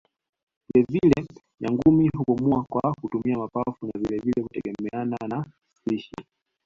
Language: Swahili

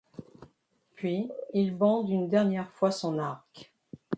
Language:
French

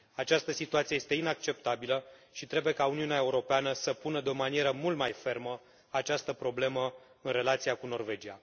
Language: Romanian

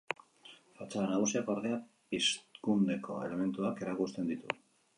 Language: Basque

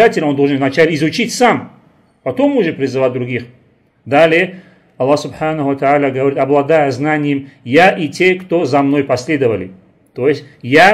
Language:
Russian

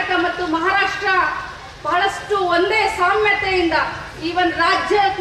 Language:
Kannada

